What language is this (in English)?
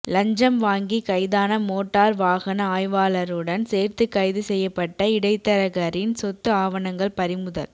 Tamil